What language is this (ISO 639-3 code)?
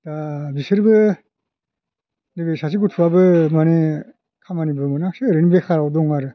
brx